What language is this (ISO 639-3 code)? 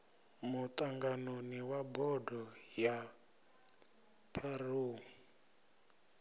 ven